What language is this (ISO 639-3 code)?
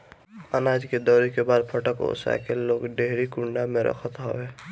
bho